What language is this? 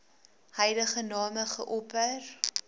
Afrikaans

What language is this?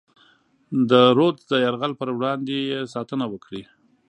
Pashto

